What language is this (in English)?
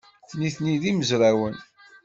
Kabyle